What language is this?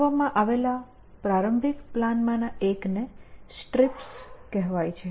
Gujarati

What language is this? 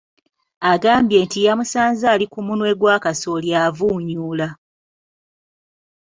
Ganda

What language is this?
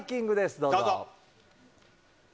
Japanese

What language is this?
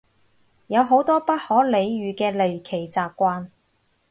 Cantonese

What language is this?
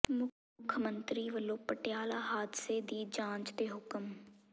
Punjabi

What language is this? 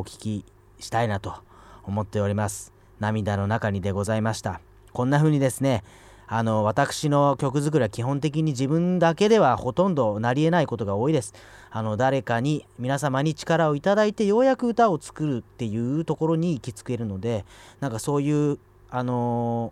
Japanese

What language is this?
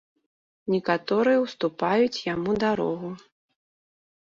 Belarusian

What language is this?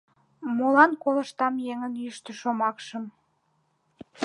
Mari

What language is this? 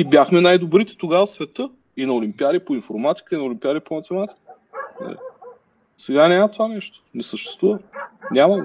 Bulgarian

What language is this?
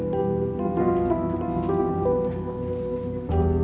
Indonesian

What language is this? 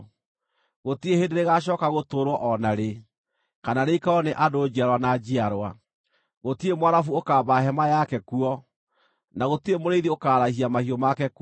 Kikuyu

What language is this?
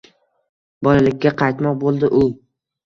Uzbek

